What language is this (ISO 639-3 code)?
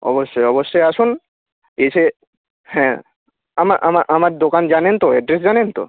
ben